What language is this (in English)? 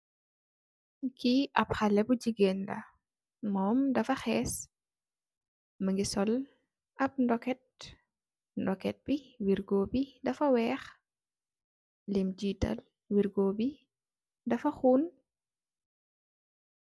Wolof